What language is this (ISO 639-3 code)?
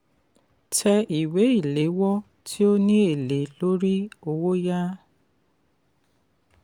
yor